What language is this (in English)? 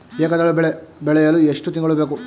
Kannada